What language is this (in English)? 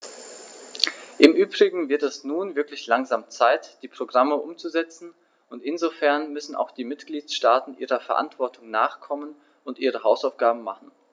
German